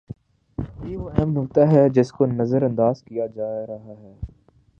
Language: Urdu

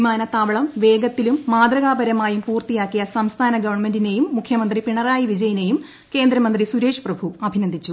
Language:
Malayalam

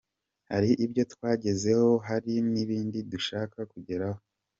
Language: Kinyarwanda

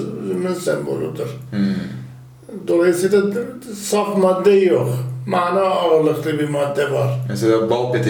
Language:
Turkish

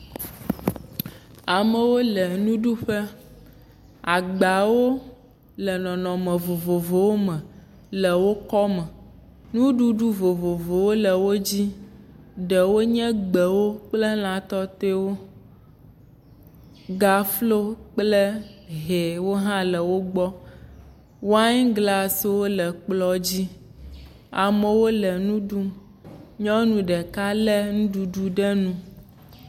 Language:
Ewe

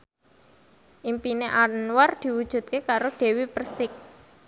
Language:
Javanese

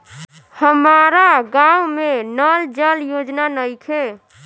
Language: Bhojpuri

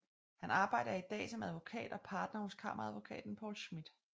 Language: Danish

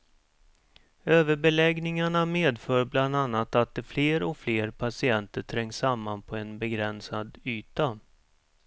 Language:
Swedish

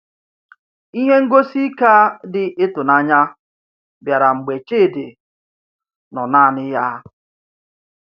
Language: Igbo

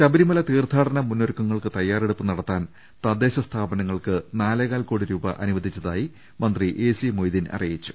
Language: Malayalam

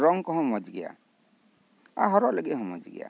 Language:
Santali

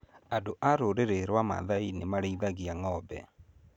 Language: Kikuyu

